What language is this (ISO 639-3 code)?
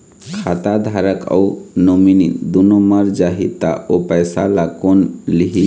hne